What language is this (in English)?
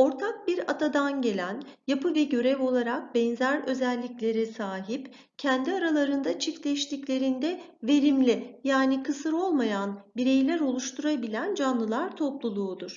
Turkish